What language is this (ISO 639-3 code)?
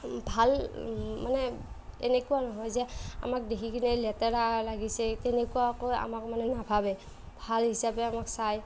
asm